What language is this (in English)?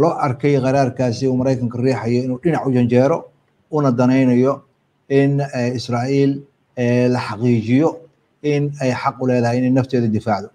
Arabic